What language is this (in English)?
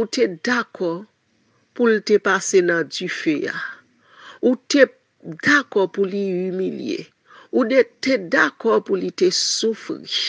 French